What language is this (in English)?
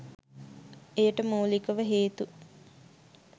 Sinhala